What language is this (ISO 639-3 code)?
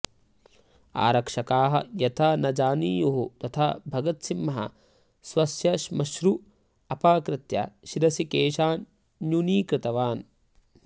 san